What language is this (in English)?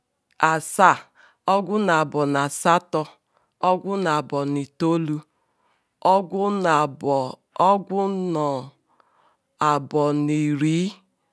Ikwere